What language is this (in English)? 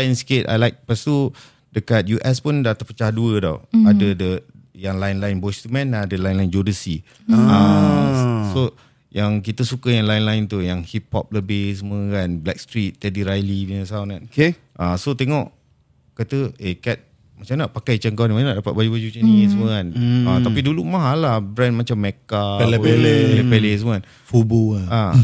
Malay